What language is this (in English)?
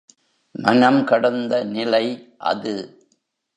Tamil